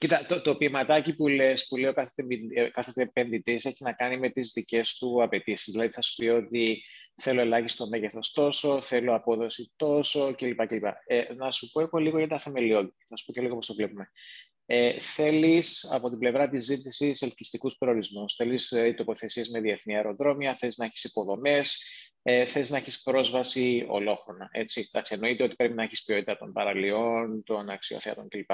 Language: Greek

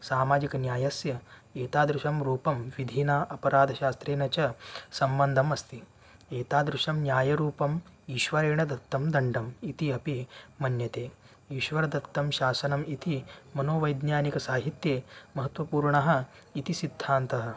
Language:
Sanskrit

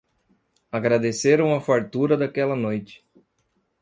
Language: Portuguese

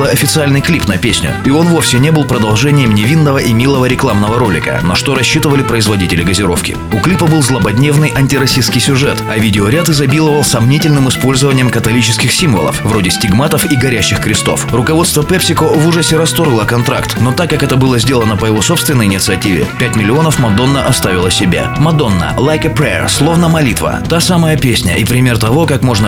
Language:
Russian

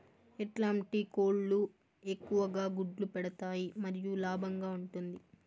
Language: Telugu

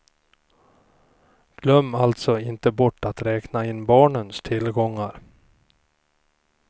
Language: Swedish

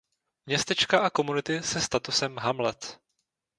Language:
Czech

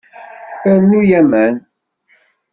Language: Kabyle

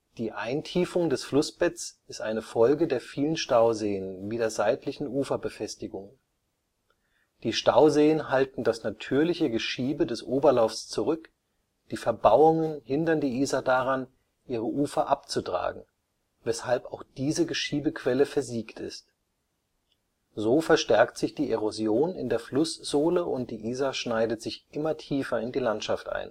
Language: German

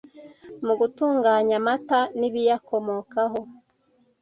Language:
Kinyarwanda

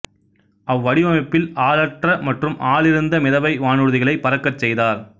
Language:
Tamil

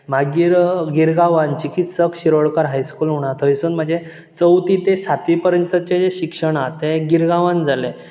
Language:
Konkani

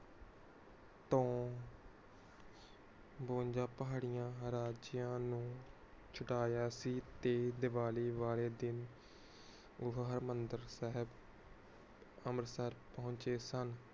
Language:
Punjabi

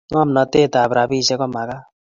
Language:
Kalenjin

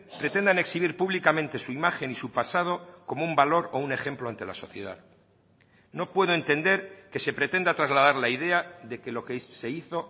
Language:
Spanish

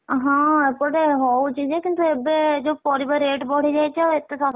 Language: Odia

